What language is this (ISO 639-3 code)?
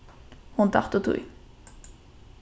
fao